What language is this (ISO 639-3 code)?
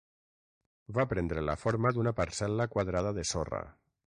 cat